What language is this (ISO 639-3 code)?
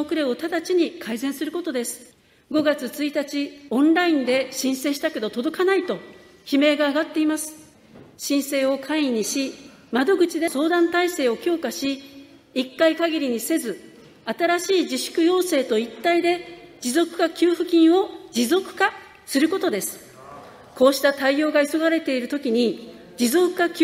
jpn